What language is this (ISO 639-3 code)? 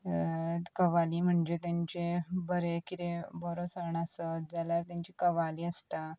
kok